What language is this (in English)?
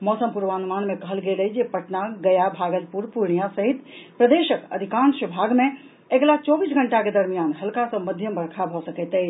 Maithili